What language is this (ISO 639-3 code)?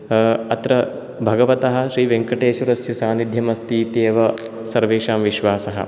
san